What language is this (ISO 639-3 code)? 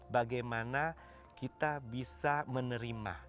ind